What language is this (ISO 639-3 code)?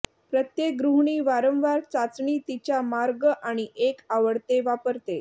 mar